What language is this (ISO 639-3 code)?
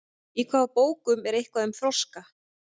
isl